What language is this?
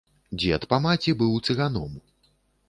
Belarusian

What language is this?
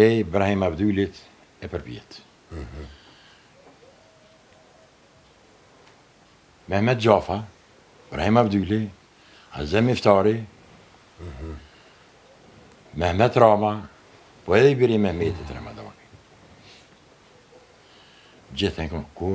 Greek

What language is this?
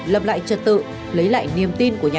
Vietnamese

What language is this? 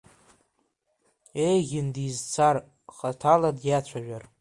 Abkhazian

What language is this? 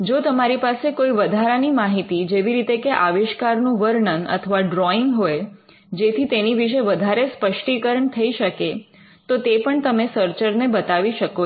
Gujarati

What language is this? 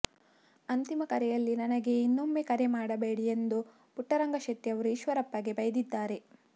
Kannada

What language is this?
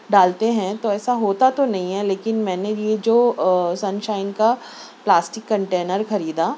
Urdu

